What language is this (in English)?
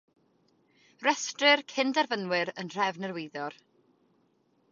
Welsh